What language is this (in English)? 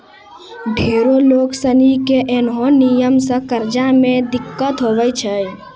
Maithili